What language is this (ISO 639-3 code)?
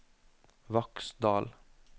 nor